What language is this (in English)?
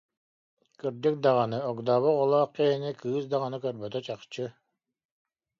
Yakut